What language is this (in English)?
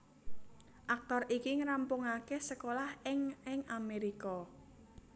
Javanese